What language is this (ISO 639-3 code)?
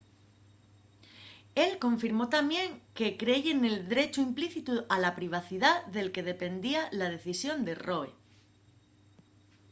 ast